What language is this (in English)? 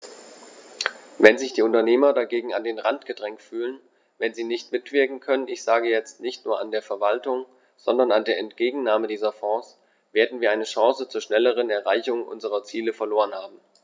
German